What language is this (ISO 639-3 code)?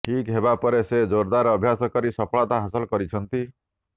ori